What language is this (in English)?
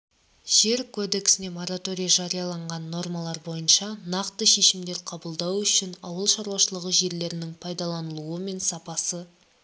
Kazakh